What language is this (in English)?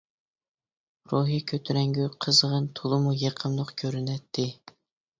Uyghur